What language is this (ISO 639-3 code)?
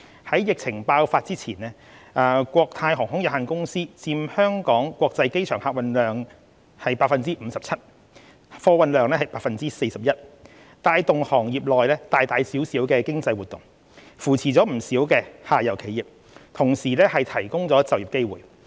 yue